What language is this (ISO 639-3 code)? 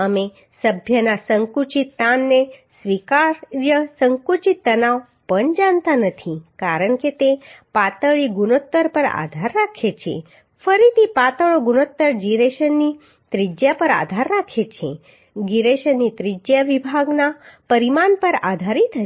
guj